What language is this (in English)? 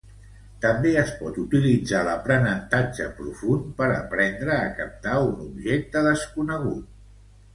Catalan